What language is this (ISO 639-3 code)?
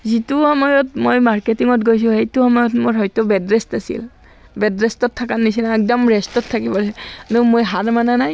asm